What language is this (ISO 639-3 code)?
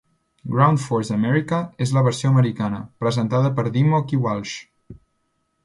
cat